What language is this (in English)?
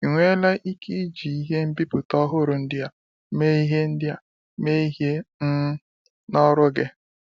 Igbo